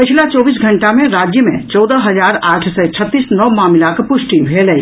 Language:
Maithili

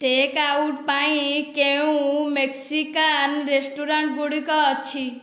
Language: Odia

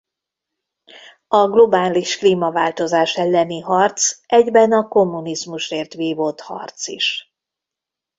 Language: Hungarian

